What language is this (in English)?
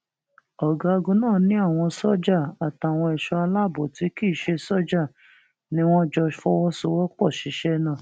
Yoruba